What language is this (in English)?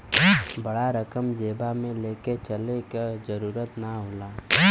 Bhojpuri